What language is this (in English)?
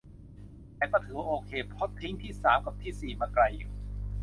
Thai